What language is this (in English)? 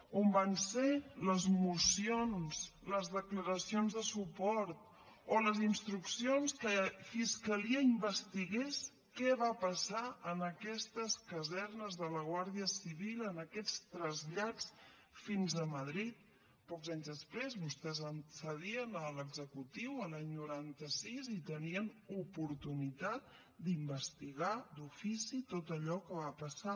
Catalan